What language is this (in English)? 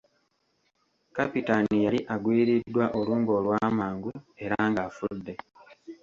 Ganda